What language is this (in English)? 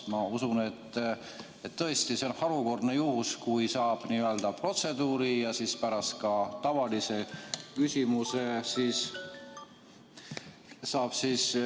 Estonian